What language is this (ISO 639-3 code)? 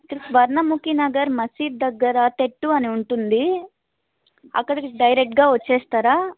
tel